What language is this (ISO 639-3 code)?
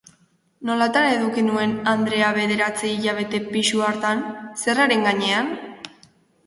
eus